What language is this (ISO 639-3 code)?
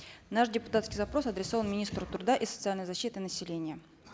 kaz